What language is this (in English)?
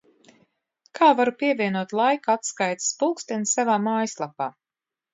Latvian